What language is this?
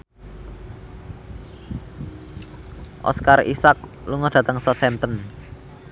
Javanese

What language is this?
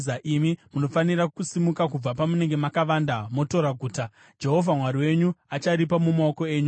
Shona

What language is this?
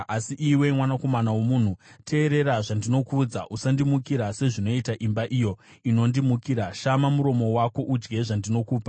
Shona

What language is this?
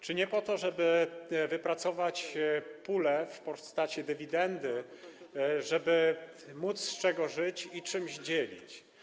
Polish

